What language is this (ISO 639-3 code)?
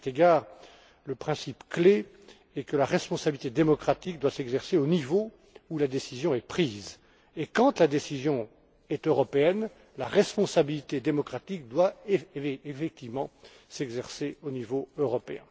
fra